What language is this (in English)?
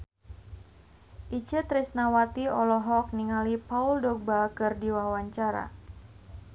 Sundanese